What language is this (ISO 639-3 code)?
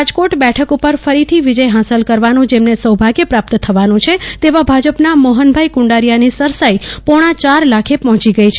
guj